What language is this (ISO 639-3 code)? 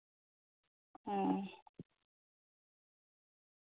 sat